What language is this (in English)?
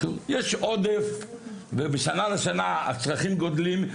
Hebrew